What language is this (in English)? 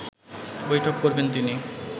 Bangla